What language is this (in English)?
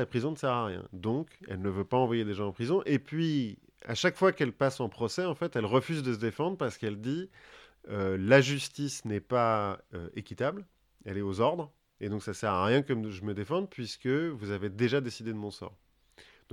French